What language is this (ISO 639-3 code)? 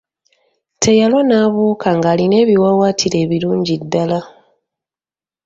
lug